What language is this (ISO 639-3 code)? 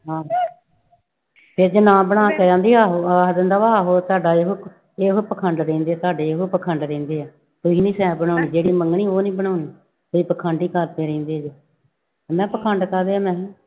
pan